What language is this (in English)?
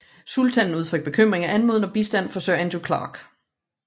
Danish